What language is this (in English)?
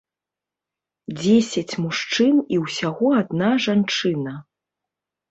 Belarusian